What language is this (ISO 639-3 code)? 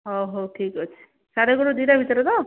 ori